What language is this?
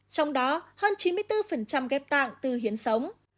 Vietnamese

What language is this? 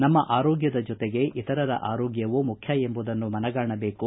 Kannada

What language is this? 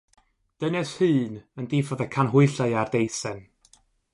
Welsh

